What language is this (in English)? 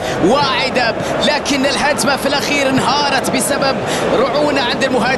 Arabic